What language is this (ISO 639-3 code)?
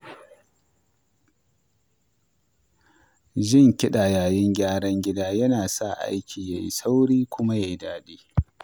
hau